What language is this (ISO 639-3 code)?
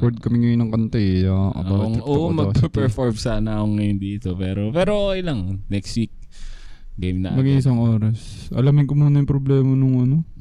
fil